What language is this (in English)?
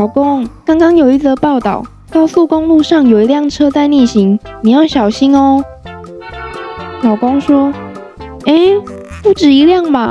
Chinese